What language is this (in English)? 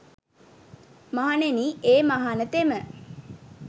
Sinhala